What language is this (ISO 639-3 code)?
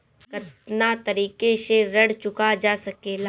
bho